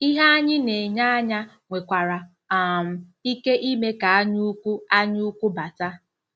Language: Igbo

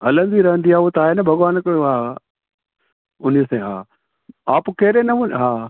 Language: Sindhi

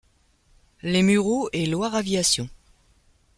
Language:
French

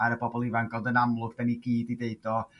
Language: Welsh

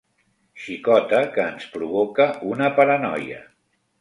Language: Catalan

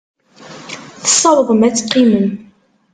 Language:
Kabyle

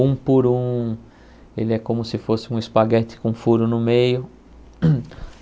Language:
Portuguese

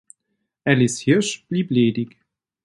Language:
German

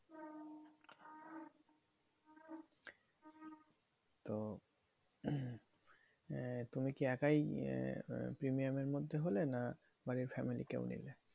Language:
Bangla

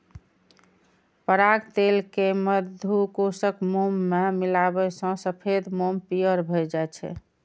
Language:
Maithili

